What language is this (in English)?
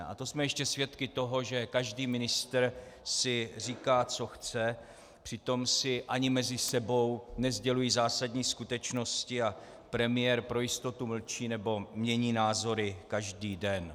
Czech